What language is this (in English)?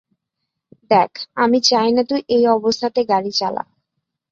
Bangla